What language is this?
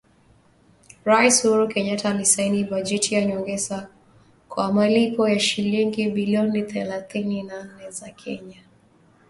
Swahili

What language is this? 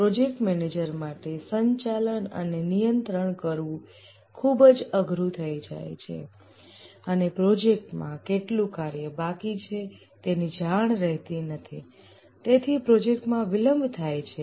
Gujarati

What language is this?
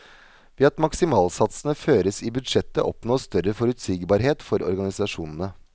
Norwegian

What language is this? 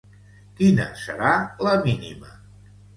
Catalan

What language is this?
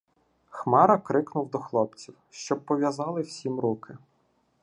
Ukrainian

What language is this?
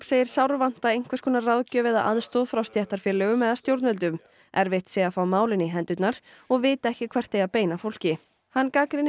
Icelandic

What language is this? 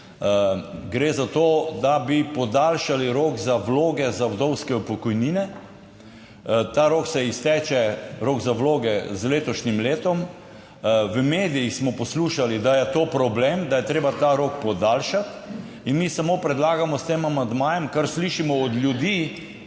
Slovenian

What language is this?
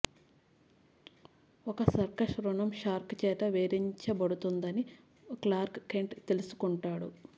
Telugu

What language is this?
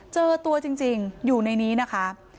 Thai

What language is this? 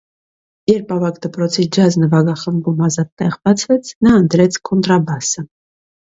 Armenian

